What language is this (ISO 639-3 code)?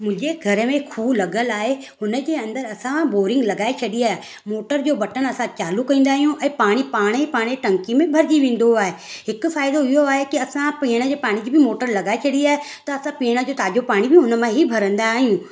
snd